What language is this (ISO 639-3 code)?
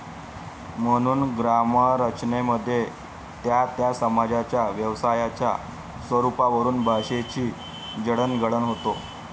mar